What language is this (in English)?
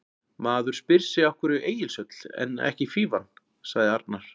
Icelandic